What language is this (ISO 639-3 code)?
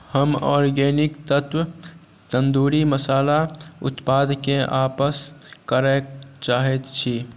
mai